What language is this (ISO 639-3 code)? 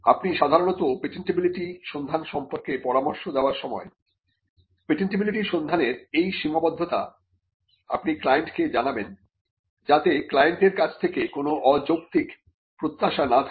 ben